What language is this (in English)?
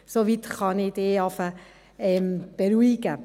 Swiss German